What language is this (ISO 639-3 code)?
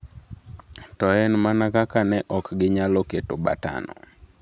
luo